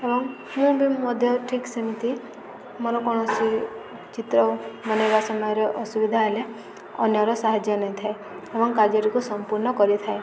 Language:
Odia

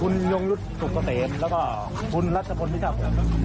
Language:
Thai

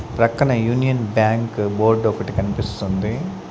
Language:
Telugu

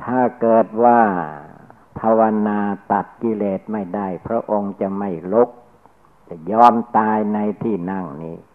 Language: Thai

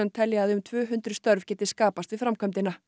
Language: Icelandic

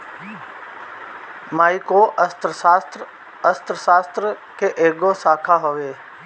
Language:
Bhojpuri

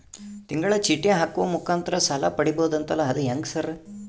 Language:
Kannada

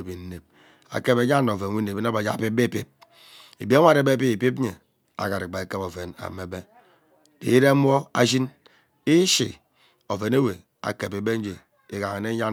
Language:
Ubaghara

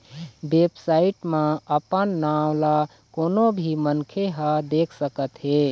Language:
Chhattisgarhi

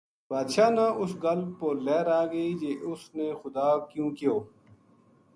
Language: Gujari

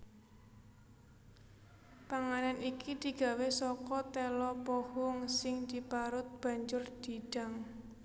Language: Javanese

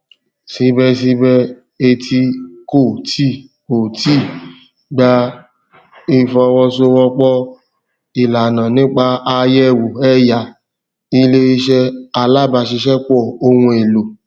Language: Yoruba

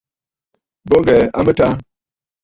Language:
Bafut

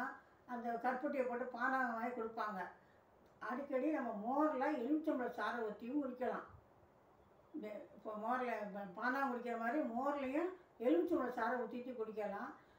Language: Korean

